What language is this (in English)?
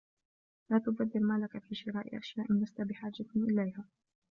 Arabic